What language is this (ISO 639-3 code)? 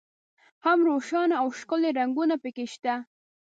pus